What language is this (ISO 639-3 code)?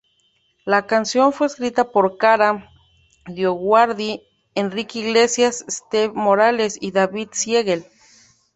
spa